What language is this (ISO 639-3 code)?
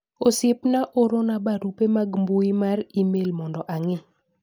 luo